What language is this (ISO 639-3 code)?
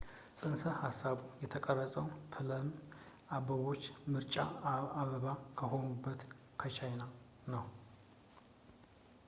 amh